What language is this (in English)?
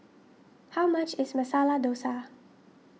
English